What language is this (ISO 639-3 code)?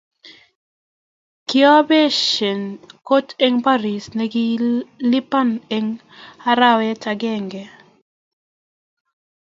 kln